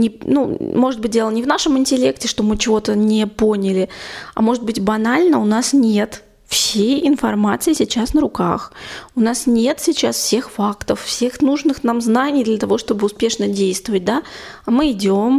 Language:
Russian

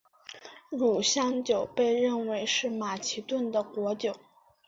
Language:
Chinese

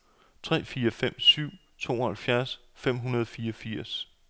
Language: Danish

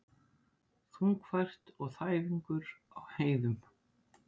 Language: Icelandic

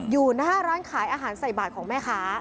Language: Thai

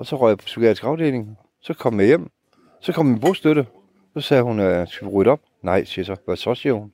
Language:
Danish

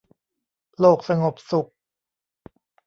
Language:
Thai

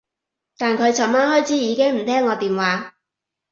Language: Cantonese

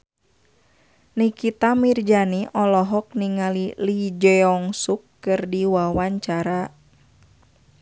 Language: Sundanese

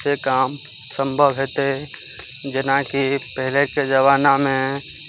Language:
Maithili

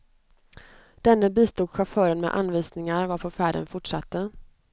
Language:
Swedish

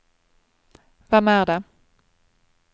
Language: Norwegian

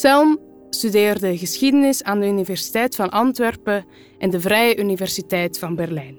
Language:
Dutch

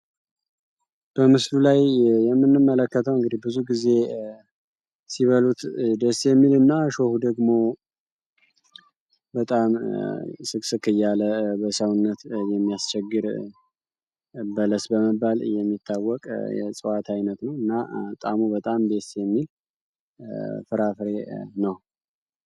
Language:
Amharic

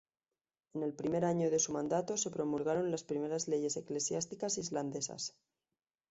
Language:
Spanish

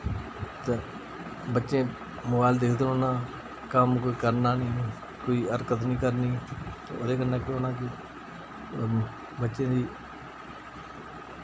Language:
Dogri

